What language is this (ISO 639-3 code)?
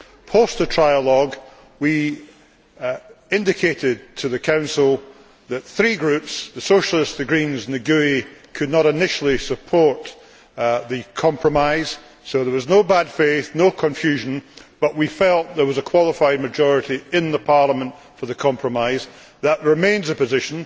eng